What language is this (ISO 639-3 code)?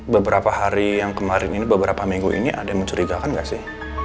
ind